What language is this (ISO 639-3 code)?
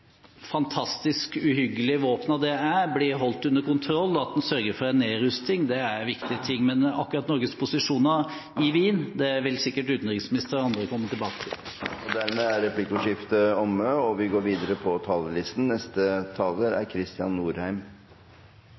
nor